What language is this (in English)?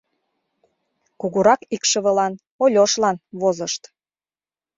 Mari